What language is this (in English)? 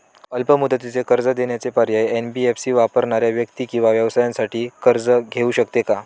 Marathi